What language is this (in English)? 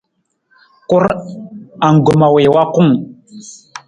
Nawdm